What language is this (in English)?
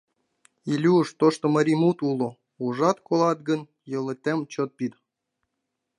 Mari